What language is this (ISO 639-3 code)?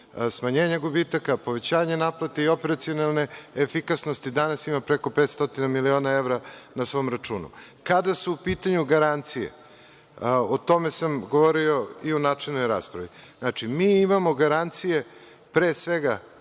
srp